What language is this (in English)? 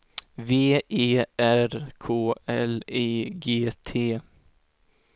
Swedish